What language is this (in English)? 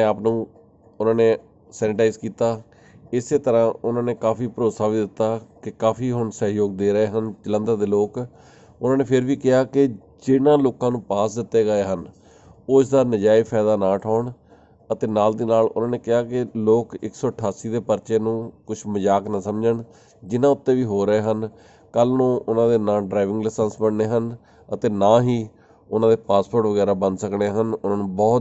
Hindi